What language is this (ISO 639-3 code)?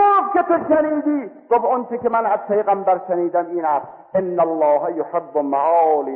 fas